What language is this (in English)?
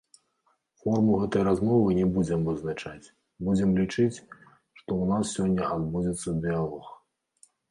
Belarusian